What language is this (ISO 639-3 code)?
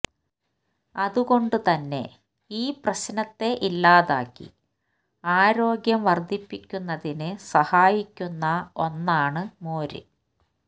mal